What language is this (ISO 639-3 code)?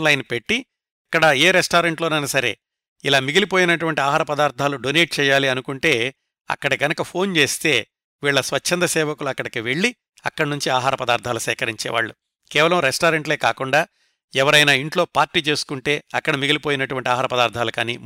tel